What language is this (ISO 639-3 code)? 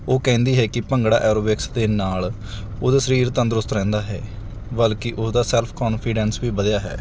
pan